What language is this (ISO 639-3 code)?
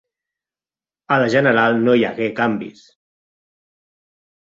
cat